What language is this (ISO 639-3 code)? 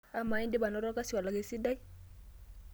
mas